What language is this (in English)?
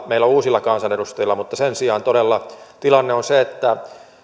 Finnish